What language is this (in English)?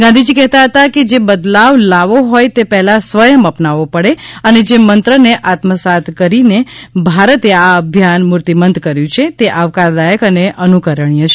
Gujarati